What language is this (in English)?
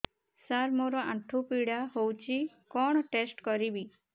Odia